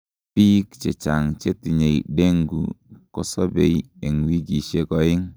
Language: Kalenjin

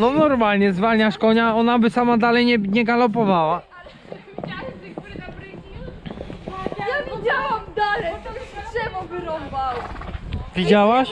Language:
Polish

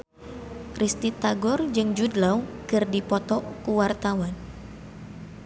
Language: Sundanese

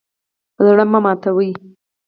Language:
Pashto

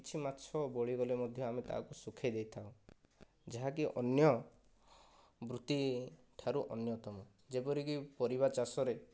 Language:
Odia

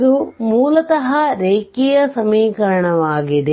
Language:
Kannada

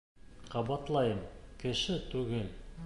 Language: Bashkir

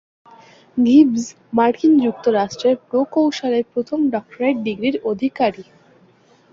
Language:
Bangla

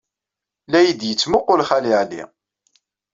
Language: Kabyle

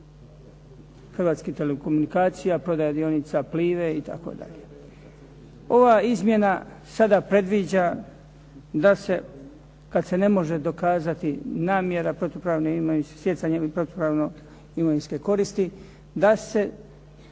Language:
Croatian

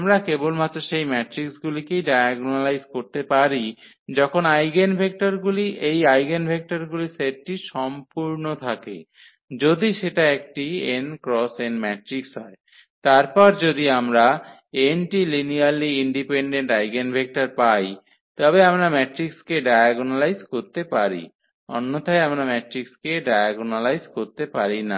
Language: Bangla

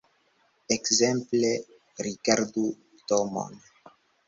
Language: Esperanto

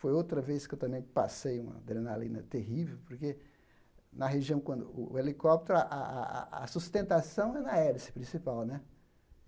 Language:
Portuguese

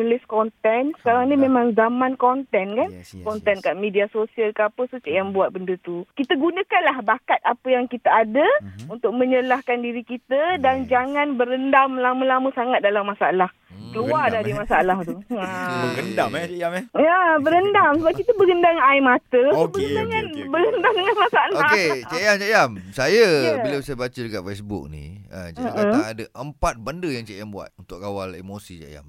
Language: Malay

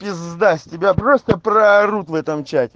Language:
Russian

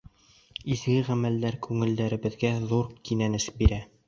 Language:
Bashkir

